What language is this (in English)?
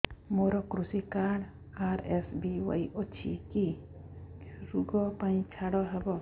Odia